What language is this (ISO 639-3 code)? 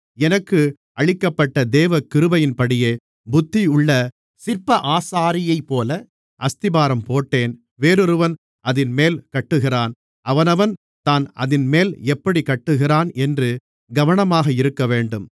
tam